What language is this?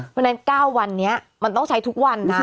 Thai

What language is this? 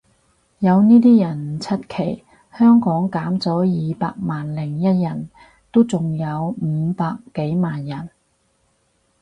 Cantonese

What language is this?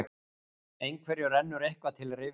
Icelandic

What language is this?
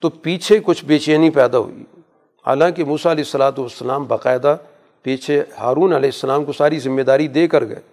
Urdu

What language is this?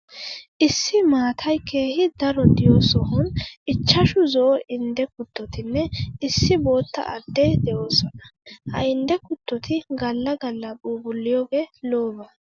Wolaytta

